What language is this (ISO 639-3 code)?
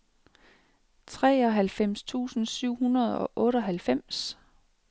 dan